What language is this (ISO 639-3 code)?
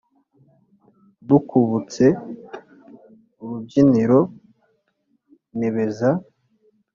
kin